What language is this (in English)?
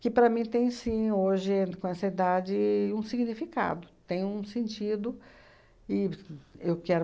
Portuguese